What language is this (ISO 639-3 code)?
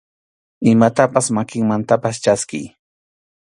qxu